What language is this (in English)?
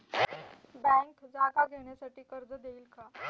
Marathi